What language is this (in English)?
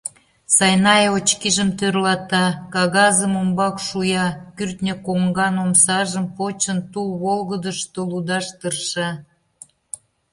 Mari